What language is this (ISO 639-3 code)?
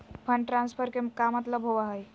mag